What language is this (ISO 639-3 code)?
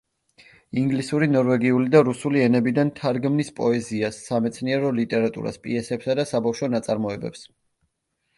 kat